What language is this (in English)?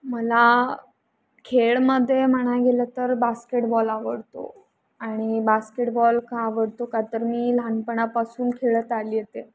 Marathi